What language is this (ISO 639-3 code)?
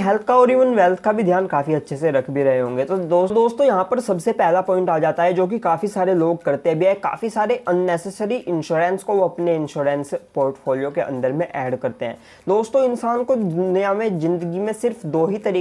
hin